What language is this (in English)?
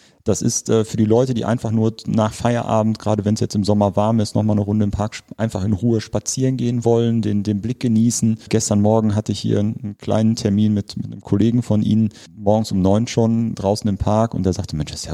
German